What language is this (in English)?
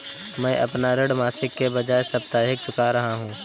Hindi